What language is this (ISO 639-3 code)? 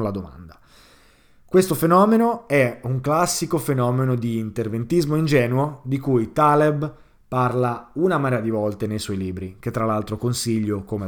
ita